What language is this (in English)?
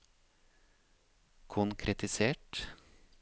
Norwegian